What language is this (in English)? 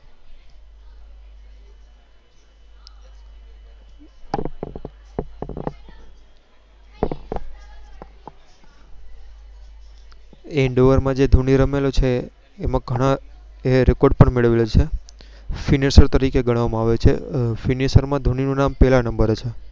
Gujarati